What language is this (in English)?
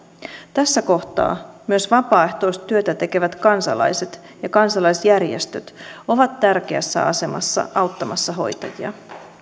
Finnish